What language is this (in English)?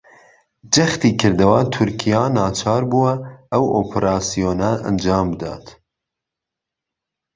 Central Kurdish